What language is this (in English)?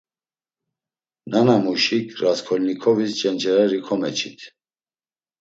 Laz